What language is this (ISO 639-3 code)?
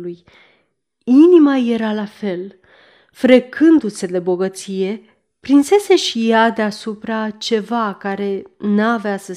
ron